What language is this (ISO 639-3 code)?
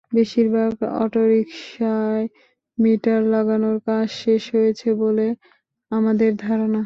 ben